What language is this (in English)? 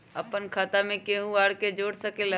Magahi